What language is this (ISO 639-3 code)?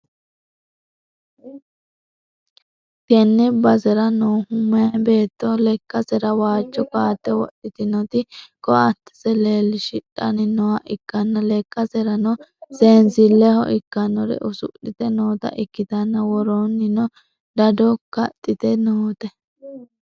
sid